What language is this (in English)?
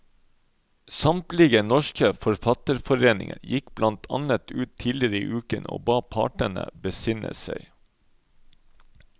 Norwegian